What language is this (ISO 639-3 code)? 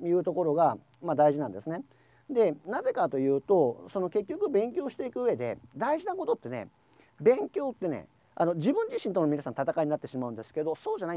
jpn